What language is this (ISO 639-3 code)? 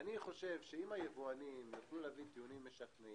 heb